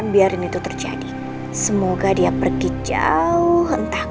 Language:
Indonesian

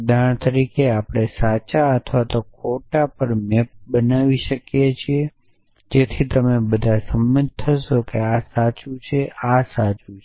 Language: Gujarati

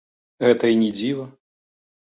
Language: Belarusian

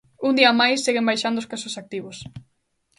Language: Galician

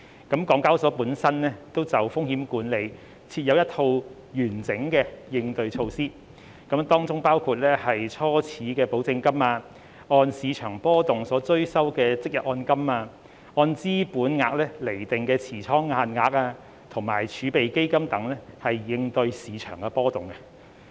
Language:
Cantonese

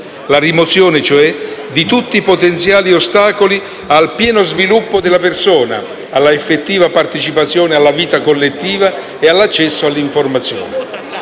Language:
Italian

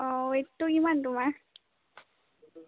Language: Assamese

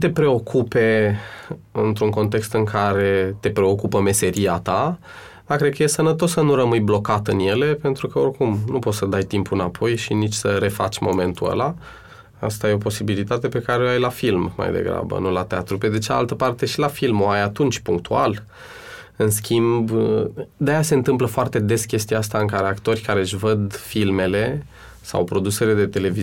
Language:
Romanian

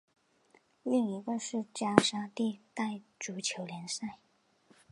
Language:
Chinese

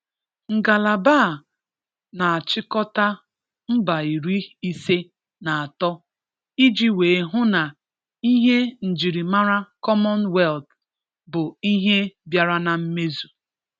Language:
Igbo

